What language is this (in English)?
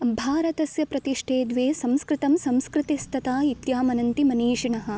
Sanskrit